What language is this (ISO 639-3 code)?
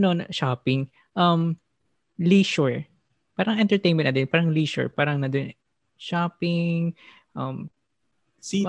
fil